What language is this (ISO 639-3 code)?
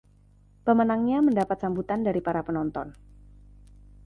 ind